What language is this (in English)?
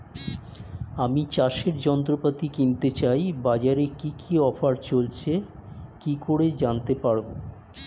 Bangla